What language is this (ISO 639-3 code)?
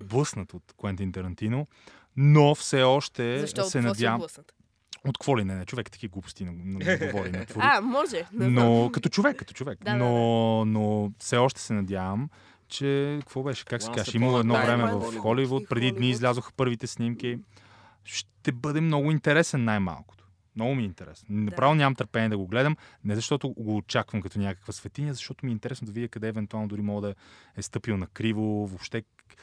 bul